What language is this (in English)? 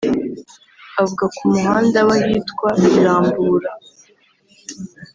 Kinyarwanda